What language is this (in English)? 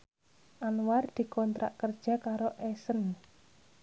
Javanese